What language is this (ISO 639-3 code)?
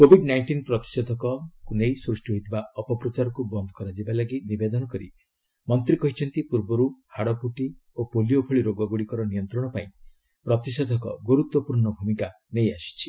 ori